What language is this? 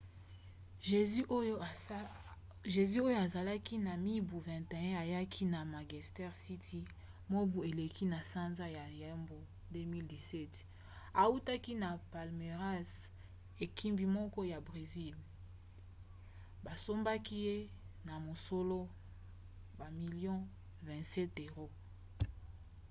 Lingala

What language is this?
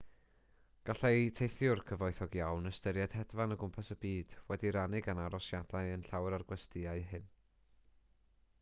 Welsh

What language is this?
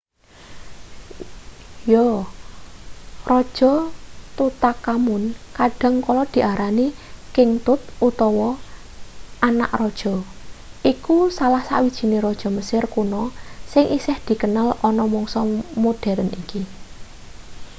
Javanese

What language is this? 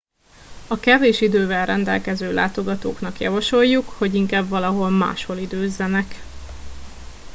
Hungarian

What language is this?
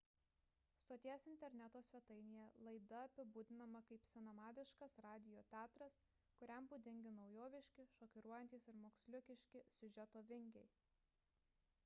Lithuanian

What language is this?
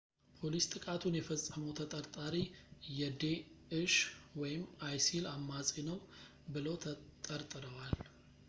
Amharic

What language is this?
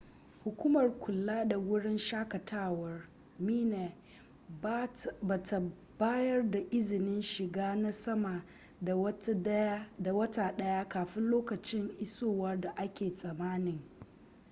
Hausa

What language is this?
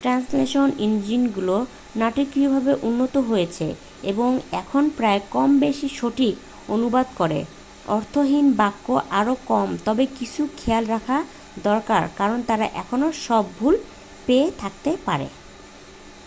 Bangla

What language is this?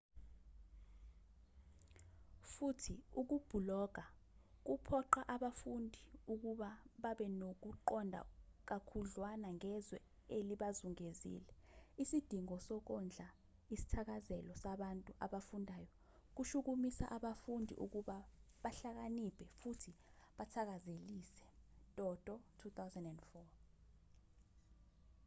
Zulu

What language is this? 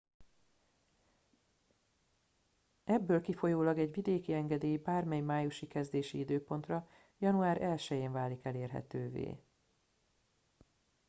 Hungarian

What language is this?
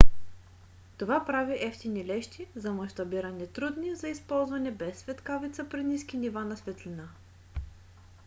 Bulgarian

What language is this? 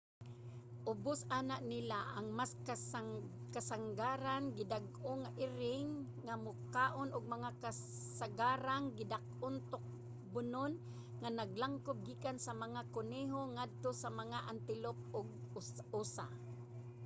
Cebuano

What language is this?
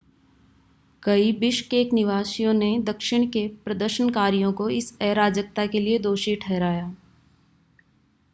Hindi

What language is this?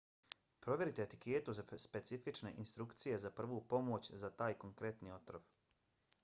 Bosnian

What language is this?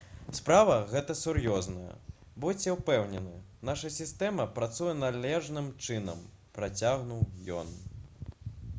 Belarusian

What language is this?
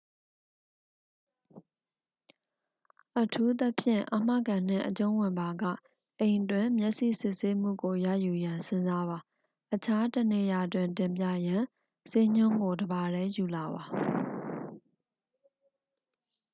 Burmese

